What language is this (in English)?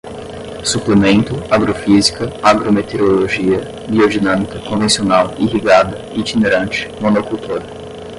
Portuguese